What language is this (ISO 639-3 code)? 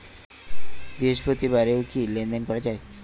ben